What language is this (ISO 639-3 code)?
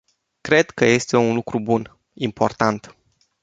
ron